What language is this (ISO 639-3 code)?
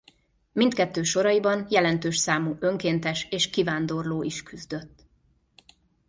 hun